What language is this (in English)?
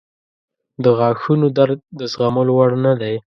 Pashto